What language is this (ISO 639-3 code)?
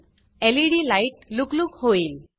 mar